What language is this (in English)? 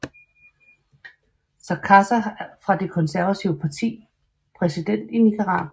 Danish